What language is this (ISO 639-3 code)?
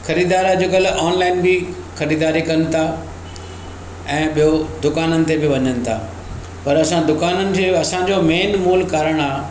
snd